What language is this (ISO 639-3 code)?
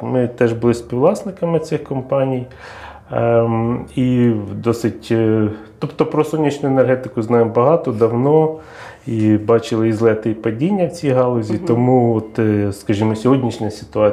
ukr